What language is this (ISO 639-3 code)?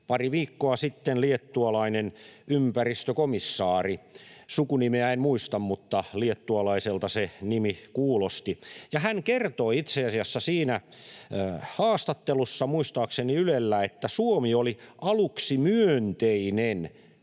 fin